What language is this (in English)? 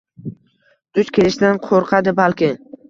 Uzbek